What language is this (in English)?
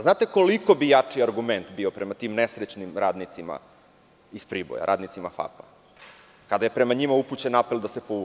Serbian